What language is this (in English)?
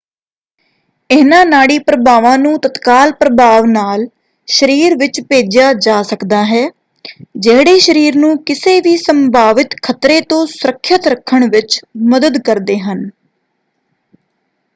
Punjabi